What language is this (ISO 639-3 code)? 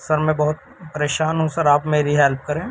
urd